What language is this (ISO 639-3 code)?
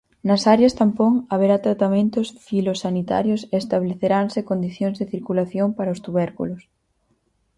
glg